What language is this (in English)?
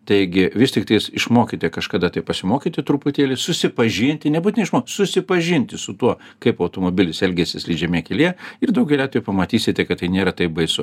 Lithuanian